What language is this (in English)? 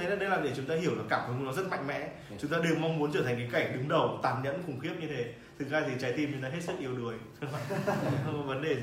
Vietnamese